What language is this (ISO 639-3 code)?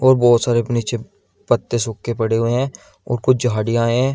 hin